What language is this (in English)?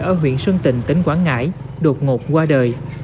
Vietnamese